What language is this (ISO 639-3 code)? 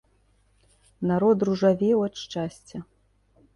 bel